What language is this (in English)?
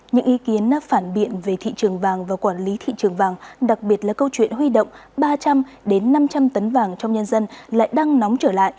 Vietnamese